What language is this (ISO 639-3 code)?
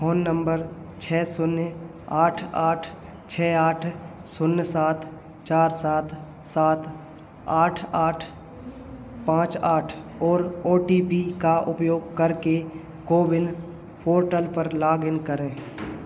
hin